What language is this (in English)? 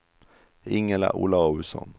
Swedish